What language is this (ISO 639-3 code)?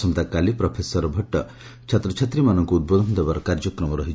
ori